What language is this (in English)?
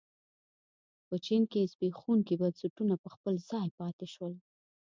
Pashto